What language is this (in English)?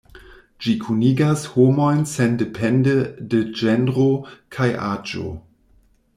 Esperanto